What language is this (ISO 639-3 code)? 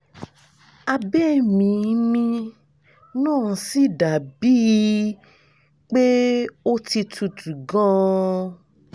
yor